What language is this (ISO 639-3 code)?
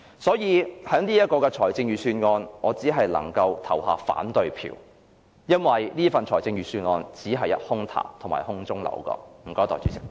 yue